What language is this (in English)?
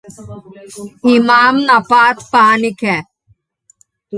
Slovenian